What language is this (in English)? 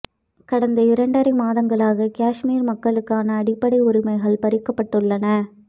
Tamil